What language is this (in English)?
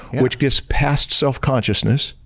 English